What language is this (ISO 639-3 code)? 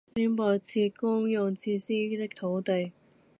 yue